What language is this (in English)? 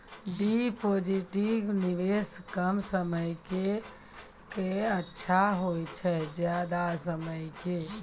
Maithili